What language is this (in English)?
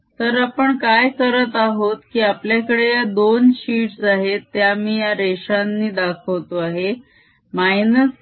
Marathi